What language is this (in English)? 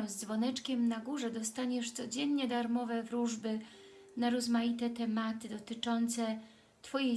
Polish